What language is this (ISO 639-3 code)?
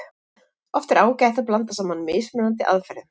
isl